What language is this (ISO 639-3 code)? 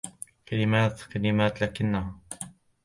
ara